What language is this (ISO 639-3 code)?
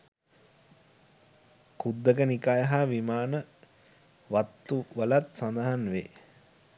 sin